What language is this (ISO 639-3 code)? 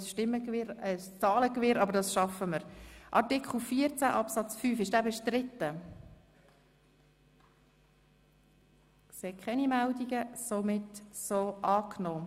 gsw